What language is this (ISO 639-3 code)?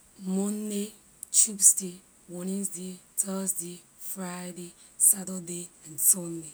lir